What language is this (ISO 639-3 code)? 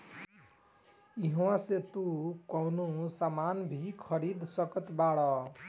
bho